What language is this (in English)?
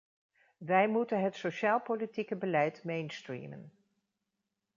Dutch